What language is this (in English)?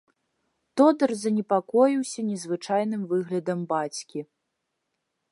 Belarusian